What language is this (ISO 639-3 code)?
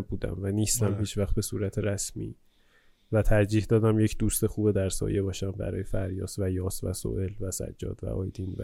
fas